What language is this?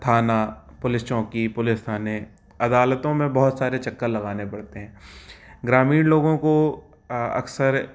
Hindi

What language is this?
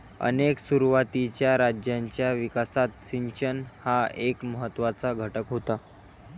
Marathi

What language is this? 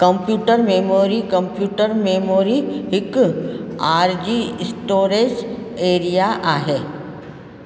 Sindhi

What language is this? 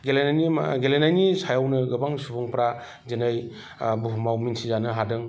Bodo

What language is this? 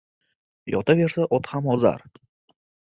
Uzbek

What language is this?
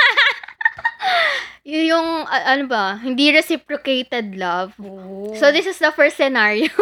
Filipino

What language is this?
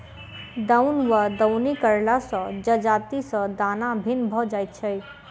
Maithili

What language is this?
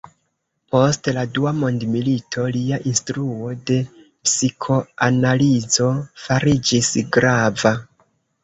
Esperanto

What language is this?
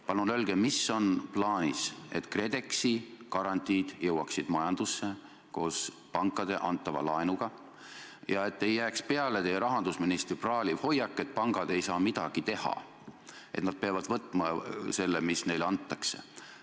Estonian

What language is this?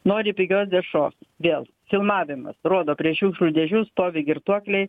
Lithuanian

